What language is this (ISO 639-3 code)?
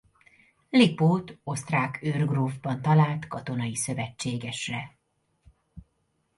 hun